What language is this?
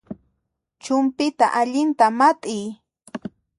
Puno Quechua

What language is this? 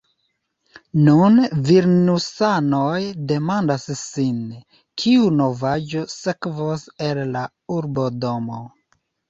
Esperanto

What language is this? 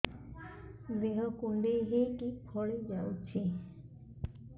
Odia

